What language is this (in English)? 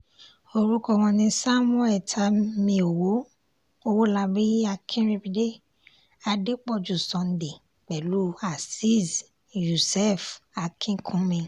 Yoruba